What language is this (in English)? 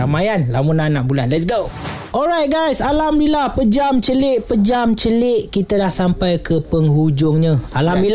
Malay